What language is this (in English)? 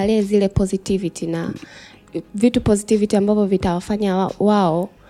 Swahili